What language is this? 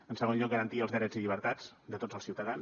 Catalan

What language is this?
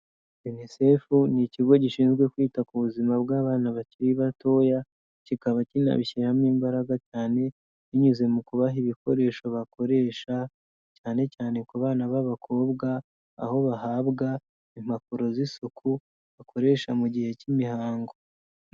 Kinyarwanda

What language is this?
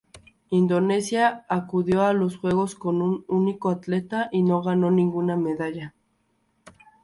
Spanish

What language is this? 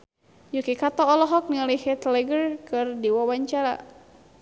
Sundanese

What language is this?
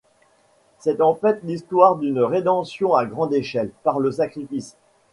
French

